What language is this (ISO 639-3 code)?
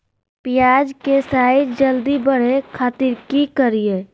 mag